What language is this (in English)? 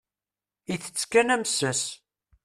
Kabyle